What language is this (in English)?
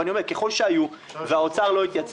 Hebrew